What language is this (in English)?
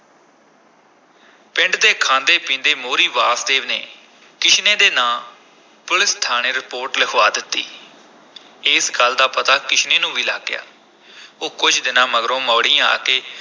Punjabi